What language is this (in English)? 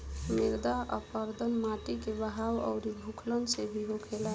Bhojpuri